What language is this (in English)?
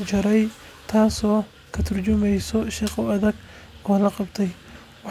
Somali